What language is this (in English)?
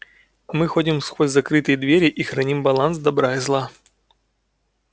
Russian